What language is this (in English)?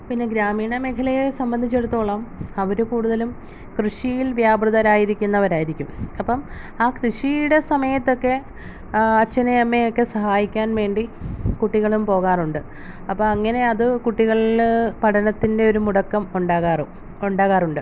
Malayalam